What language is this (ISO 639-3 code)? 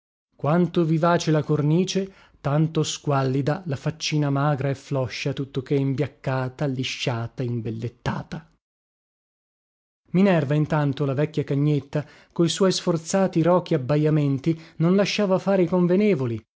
ita